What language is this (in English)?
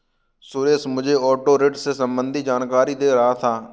Hindi